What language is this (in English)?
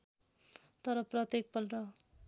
Nepali